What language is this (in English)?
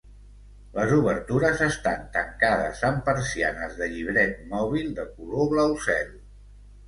Catalan